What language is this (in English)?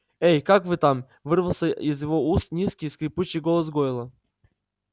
Russian